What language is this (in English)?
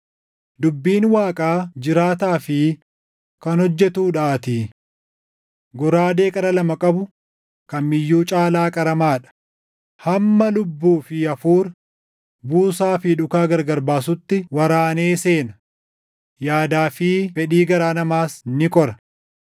Oromo